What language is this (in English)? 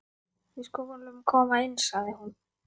Icelandic